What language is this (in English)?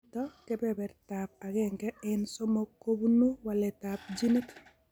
Kalenjin